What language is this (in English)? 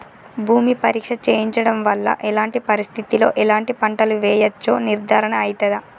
Telugu